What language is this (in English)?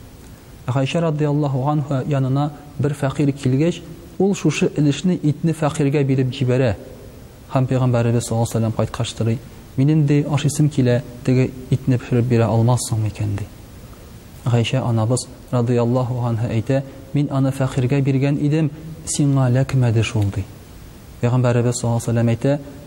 Russian